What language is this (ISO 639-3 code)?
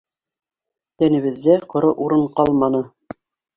bak